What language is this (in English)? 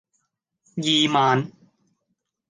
Cantonese